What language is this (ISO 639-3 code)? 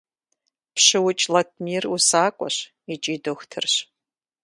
kbd